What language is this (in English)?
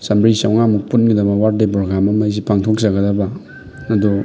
Manipuri